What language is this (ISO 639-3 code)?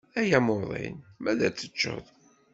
kab